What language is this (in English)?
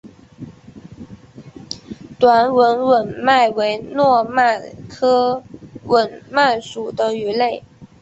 Chinese